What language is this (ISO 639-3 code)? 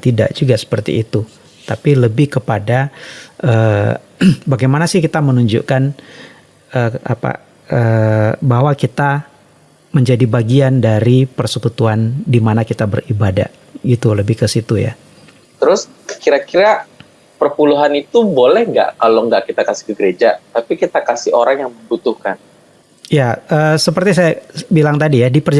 ind